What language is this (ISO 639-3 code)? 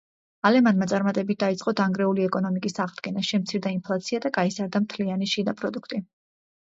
kat